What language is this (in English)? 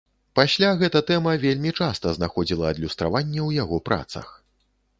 Belarusian